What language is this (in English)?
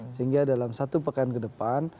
Indonesian